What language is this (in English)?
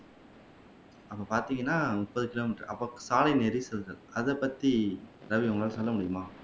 Tamil